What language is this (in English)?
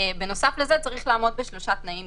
Hebrew